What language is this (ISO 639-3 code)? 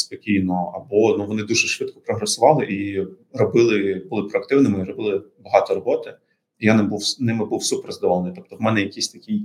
ukr